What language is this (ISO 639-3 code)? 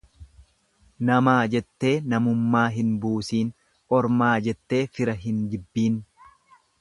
orm